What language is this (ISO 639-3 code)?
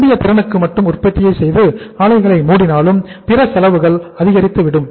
tam